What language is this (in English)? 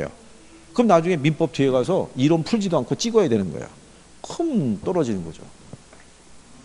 Korean